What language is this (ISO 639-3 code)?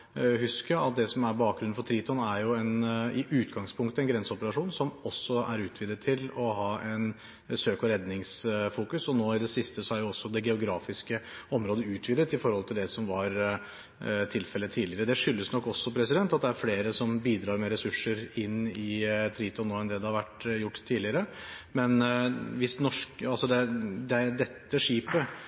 nob